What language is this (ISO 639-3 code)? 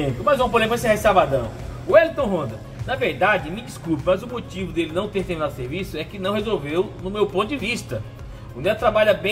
por